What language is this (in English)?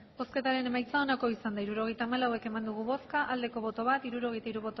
Basque